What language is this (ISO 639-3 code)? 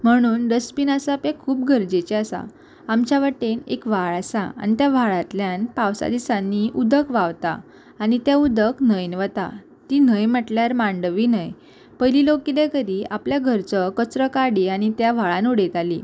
kok